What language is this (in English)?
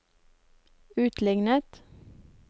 Norwegian